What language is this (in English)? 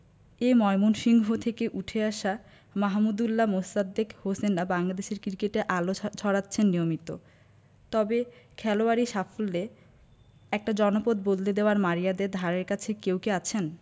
Bangla